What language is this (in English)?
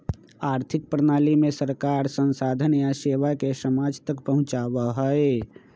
Magahi